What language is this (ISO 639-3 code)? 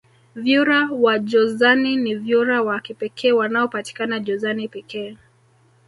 swa